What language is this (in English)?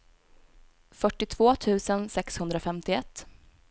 Swedish